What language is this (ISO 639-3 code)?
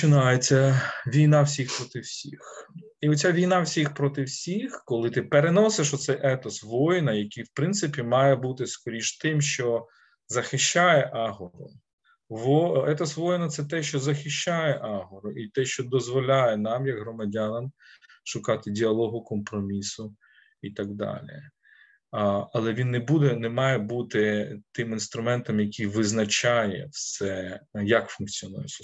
ukr